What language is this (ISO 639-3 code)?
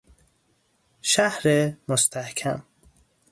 fas